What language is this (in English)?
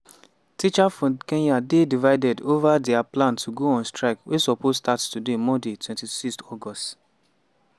Nigerian Pidgin